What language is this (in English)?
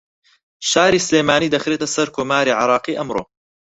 Central Kurdish